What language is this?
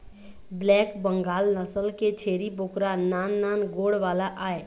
Chhattisgarhi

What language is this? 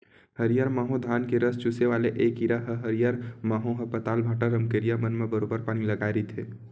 Chhattisgarhi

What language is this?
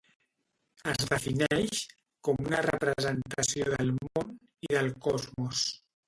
Catalan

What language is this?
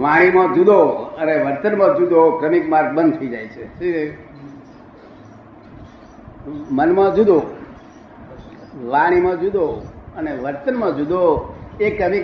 Gujarati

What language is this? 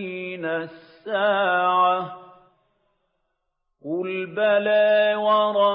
Arabic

